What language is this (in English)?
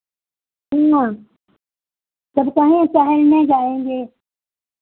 Hindi